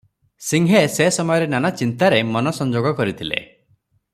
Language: Odia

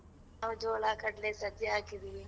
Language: Kannada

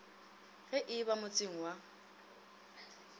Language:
Northern Sotho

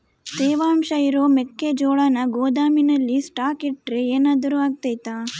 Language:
Kannada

